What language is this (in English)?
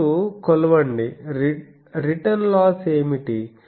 Telugu